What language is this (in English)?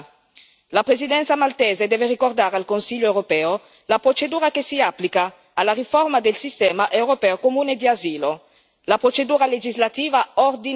Italian